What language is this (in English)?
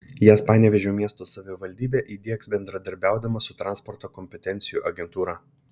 Lithuanian